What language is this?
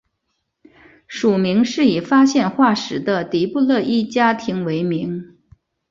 Chinese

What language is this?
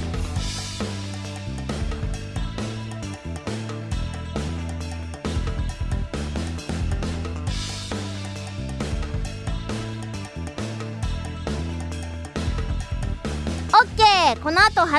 Japanese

